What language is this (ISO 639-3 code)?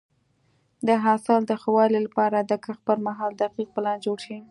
pus